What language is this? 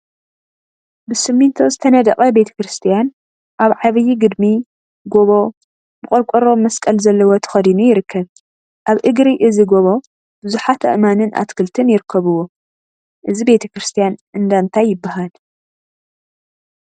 Tigrinya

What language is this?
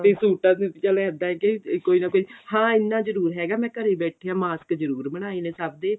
Punjabi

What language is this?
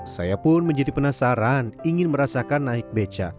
Indonesian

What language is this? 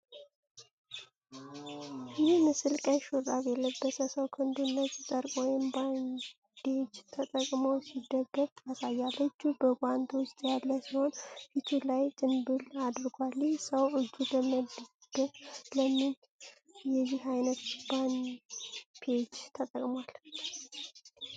Amharic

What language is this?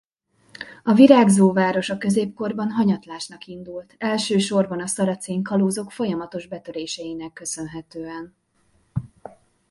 Hungarian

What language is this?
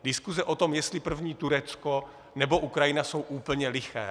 Czech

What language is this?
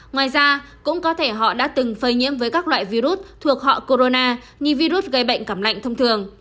Vietnamese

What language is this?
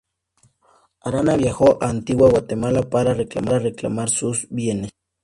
Spanish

